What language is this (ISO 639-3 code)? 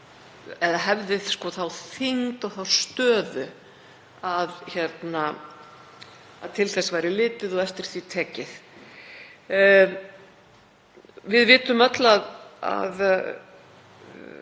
isl